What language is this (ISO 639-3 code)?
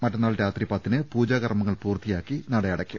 mal